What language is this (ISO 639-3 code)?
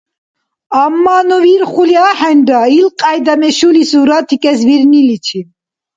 dar